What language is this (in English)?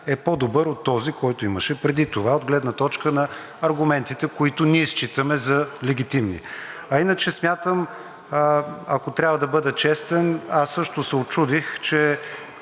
Bulgarian